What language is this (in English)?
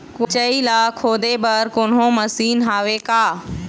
Chhattisgarhi